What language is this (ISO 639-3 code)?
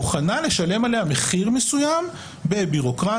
heb